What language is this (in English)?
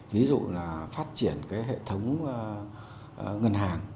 Vietnamese